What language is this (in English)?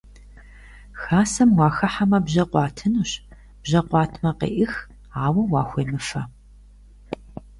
Kabardian